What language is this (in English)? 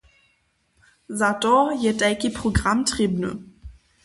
Upper Sorbian